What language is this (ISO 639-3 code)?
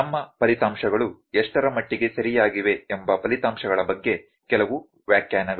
kan